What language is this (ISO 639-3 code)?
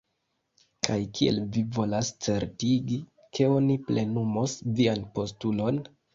epo